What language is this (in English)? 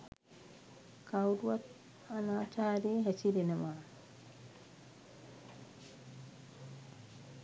Sinhala